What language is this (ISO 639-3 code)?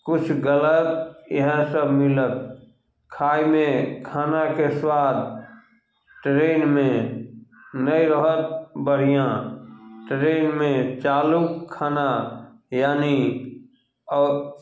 mai